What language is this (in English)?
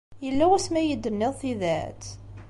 Kabyle